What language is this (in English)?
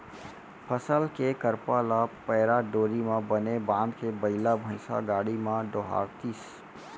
Chhattisgarhi